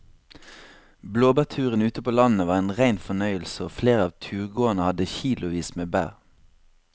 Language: Norwegian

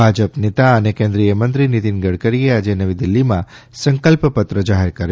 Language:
Gujarati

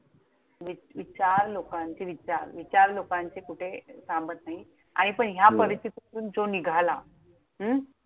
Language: Marathi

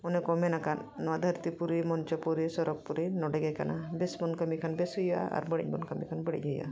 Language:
Santali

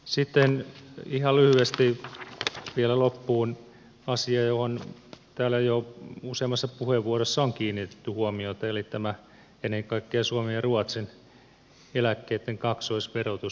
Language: Finnish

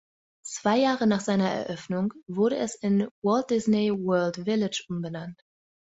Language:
German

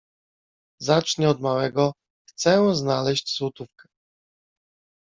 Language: Polish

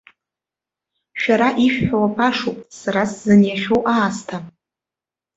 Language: Abkhazian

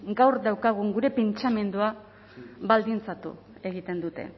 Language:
Basque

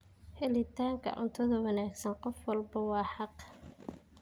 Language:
Somali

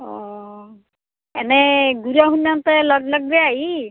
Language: Assamese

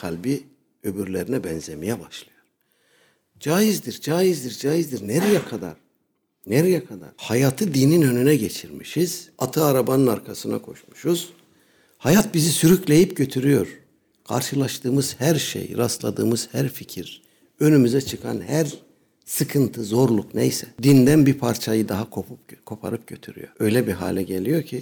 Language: Turkish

